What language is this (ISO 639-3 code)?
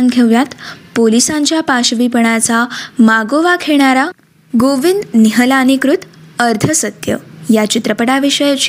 mar